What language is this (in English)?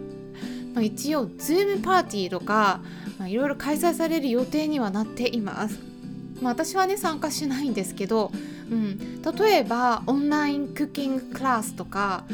Japanese